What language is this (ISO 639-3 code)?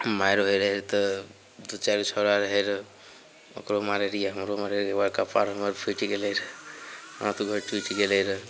mai